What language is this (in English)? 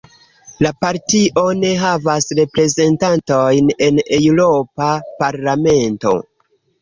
Esperanto